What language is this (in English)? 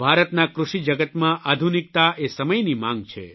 Gujarati